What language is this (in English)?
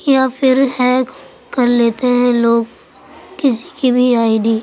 Urdu